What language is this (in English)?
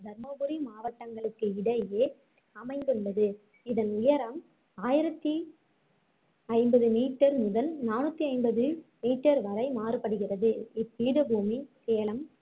Tamil